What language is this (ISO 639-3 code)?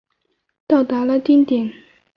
zho